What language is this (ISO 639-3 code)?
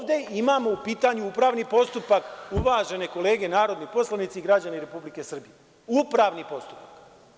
srp